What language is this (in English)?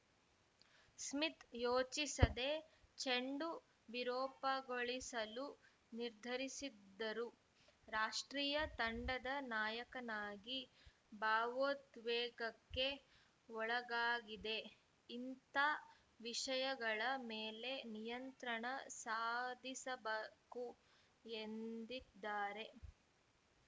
Kannada